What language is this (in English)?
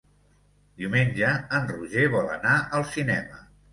Catalan